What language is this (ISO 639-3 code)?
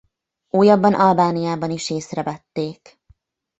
hun